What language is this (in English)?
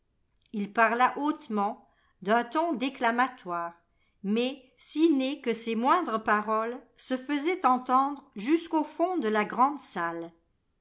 French